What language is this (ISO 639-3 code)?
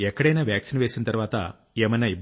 tel